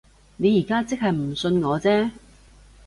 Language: Cantonese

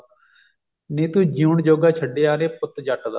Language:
Punjabi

